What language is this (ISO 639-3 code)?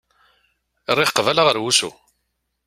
kab